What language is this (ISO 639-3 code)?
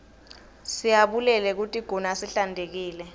ssw